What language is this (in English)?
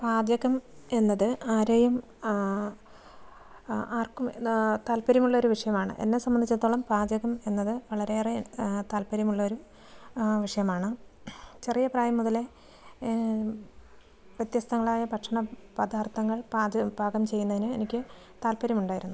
Malayalam